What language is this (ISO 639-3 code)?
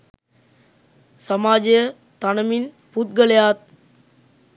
sin